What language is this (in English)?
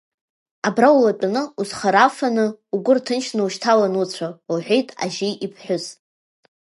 Abkhazian